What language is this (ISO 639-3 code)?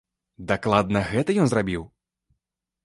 bel